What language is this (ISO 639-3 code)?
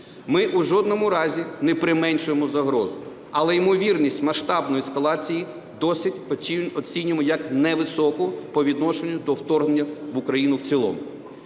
ukr